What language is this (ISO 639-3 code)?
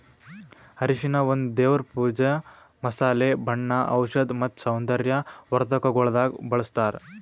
kan